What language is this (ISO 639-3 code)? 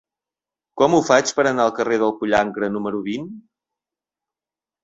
cat